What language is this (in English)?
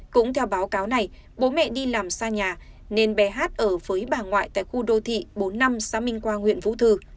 Vietnamese